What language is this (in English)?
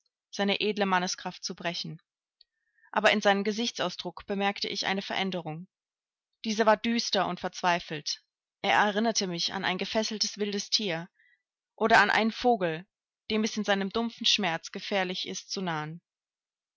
German